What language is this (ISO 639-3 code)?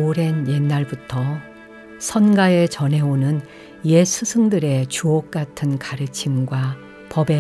kor